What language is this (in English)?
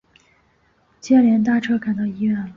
Chinese